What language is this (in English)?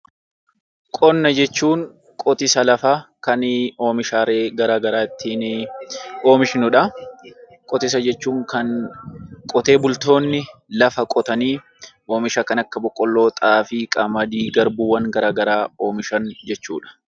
Oromo